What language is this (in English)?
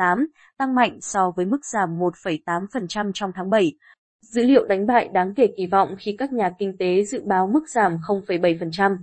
Vietnamese